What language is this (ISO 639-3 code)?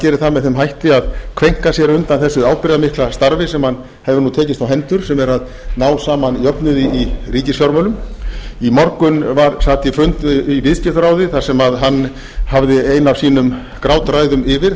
isl